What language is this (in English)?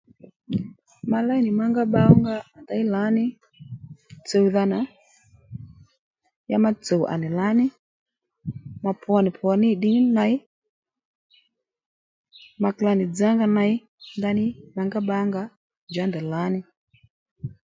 Lendu